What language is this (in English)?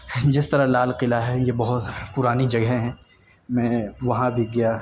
Urdu